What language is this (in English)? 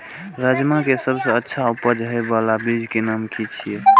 Maithili